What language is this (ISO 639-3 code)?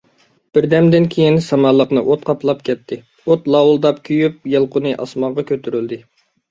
uig